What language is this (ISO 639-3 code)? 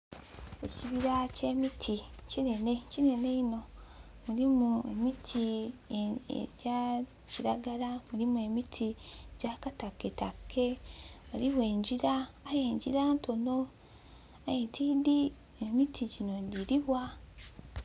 xog